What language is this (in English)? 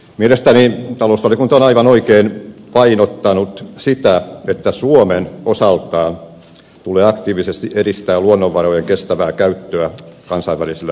Finnish